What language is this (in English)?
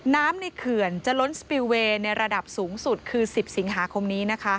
Thai